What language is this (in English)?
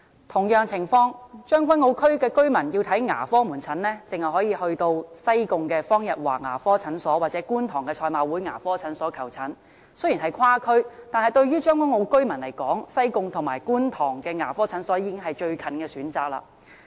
Cantonese